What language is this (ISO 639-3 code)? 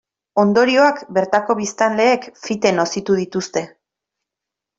eus